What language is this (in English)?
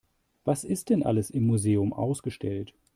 German